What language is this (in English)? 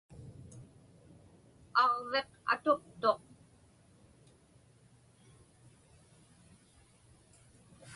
Inupiaq